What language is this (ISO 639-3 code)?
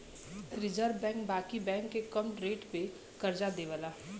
bho